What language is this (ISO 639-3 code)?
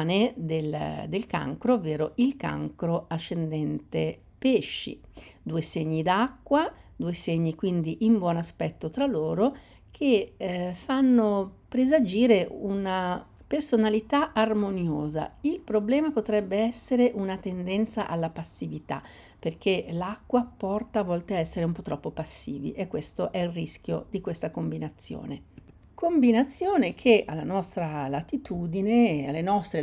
ita